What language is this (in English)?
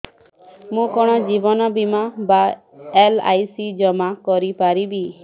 Odia